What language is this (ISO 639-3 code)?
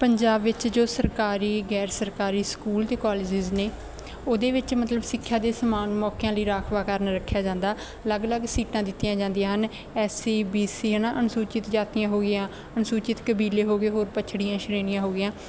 pan